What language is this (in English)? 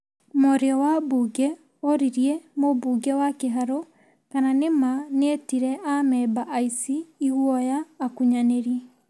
Kikuyu